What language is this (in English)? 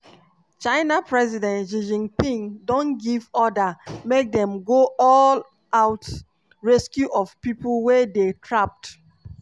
Nigerian Pidgin